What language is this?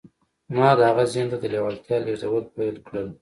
Pashto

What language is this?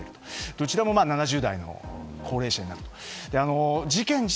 Japanese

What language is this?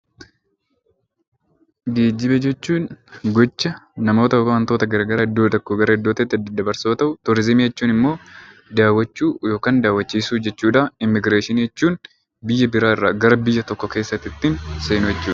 Oromo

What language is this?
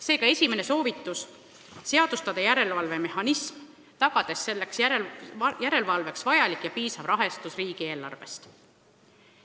Estonian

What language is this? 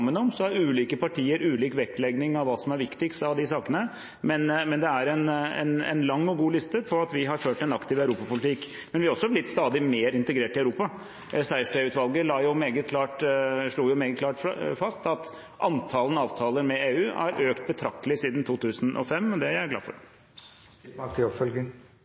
Norwegian Bokmål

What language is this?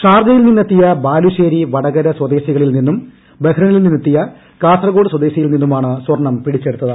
Malayalam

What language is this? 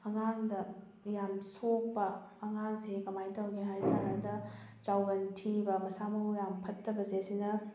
Manipuri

